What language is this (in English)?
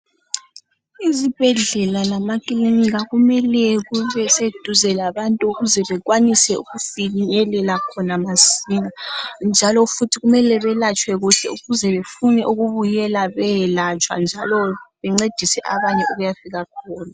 North Ndebele